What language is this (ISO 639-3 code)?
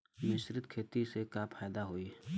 bho